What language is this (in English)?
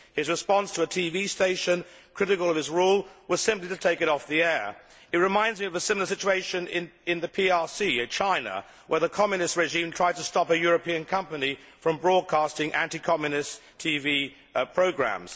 English